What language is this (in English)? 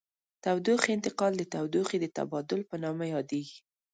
Pashto